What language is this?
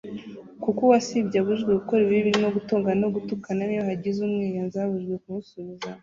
Kinyarwanda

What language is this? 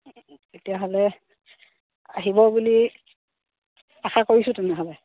Assamese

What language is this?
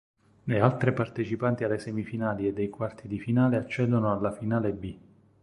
Italian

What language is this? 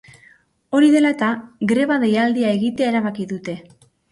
Basque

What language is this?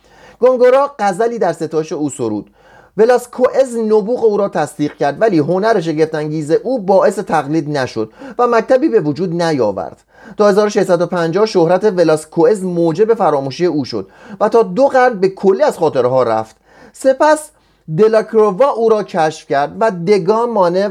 Persian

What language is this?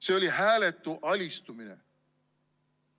Estonian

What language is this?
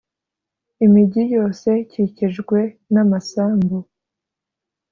Kinyarwanda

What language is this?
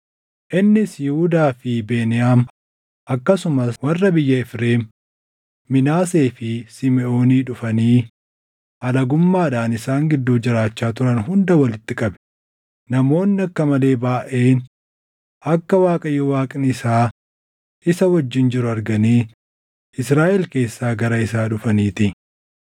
Oromo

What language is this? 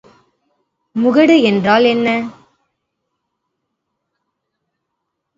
Tamil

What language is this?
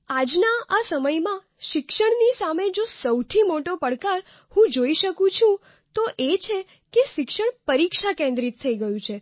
Gujarati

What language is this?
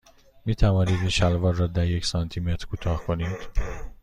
Persian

